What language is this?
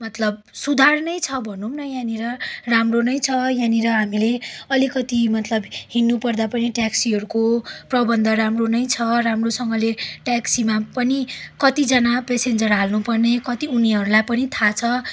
Nepali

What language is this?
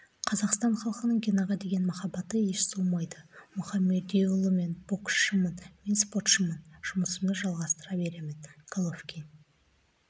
Kazakh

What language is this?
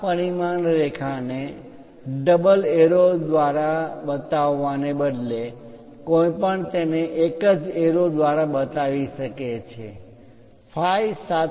Gujarati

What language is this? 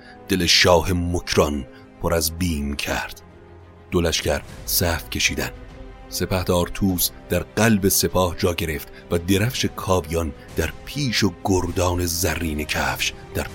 Persian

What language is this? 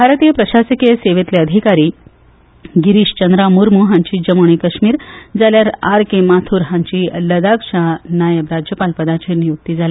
Konkani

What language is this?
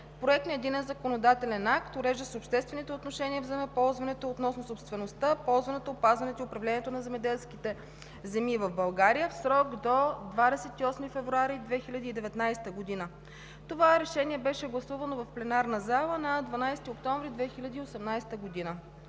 Bulgarian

